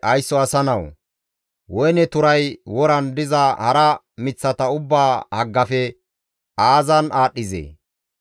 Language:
Gamo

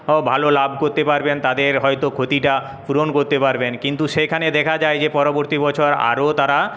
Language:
Bangla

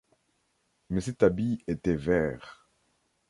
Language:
French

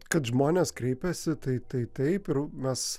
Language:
Lithuanian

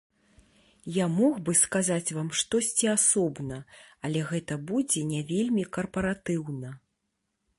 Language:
Belarusian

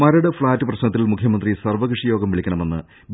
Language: Malayalam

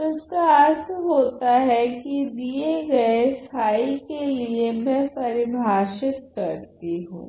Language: Hindi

